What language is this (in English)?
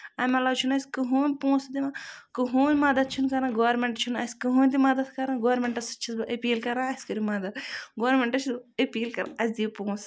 Kashmiri